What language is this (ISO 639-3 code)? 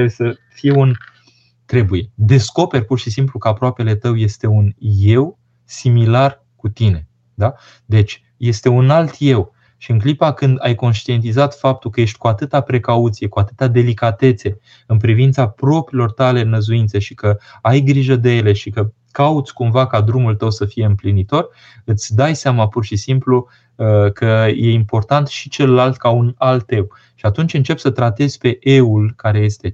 ron